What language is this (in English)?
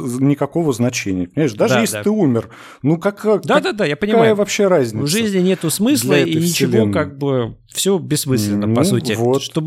Russian